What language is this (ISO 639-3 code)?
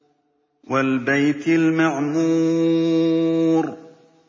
ara